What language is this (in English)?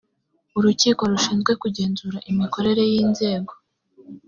Kinyarwanda